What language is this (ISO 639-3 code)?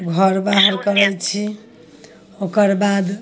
mai